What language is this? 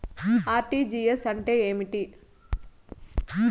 Telugu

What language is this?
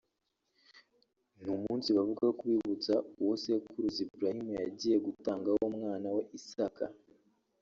Kinyarwanda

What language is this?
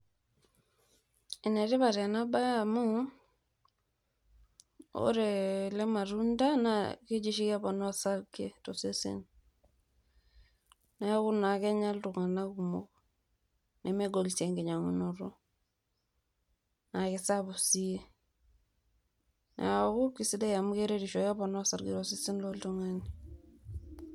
Masai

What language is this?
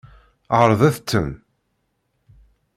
Kabyle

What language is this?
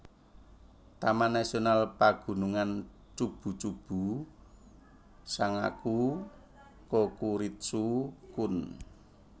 Javanese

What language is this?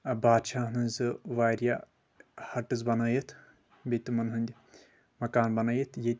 Kashmiri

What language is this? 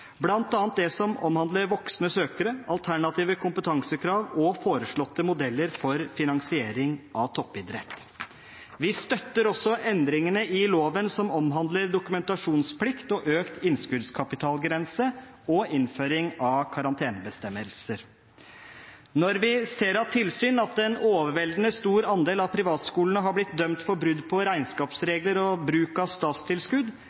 Norwegian Bokmål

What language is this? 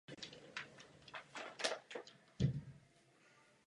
Czech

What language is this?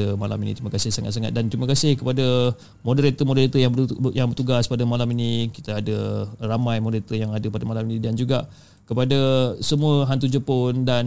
Malay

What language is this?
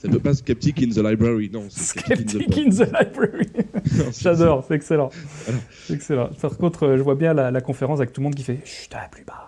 French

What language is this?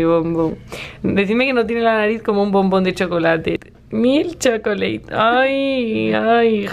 Spanish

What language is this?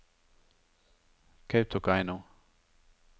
Norwegian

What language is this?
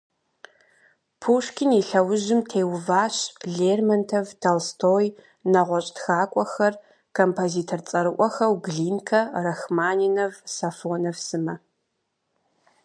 Kabardian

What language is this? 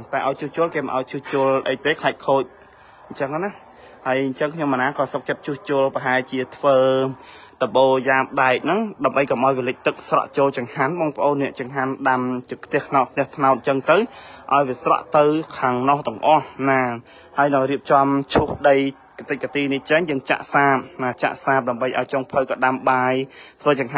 Thai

